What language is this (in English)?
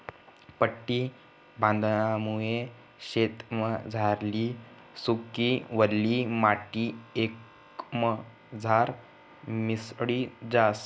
Marathi